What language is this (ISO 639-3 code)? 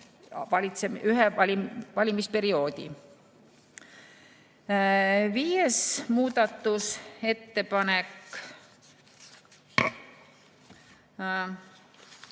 est